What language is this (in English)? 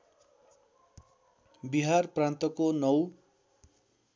Nepali